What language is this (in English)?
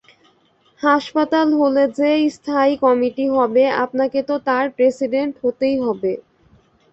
Bangla